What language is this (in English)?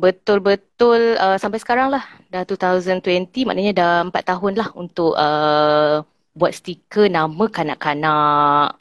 Malay